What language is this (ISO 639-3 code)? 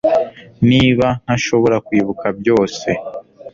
kin